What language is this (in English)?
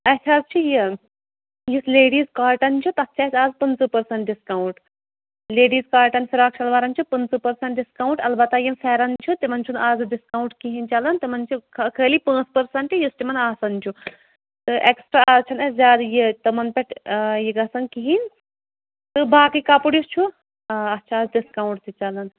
Kashmiri